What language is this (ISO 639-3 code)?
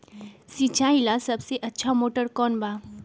mag